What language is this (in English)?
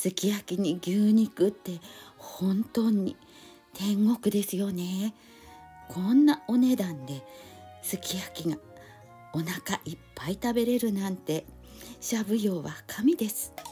Japanese